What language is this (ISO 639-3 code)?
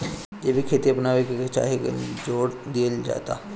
bho